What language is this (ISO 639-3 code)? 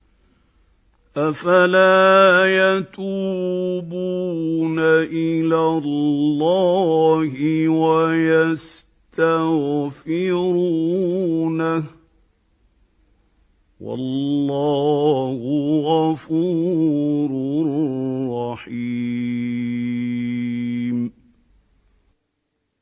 ara